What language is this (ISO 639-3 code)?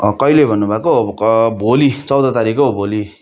nep